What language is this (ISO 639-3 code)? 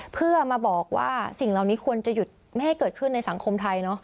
tha